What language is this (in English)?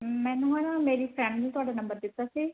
Punjabi